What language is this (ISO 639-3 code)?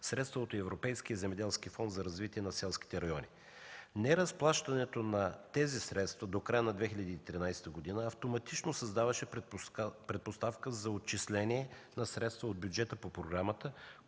bul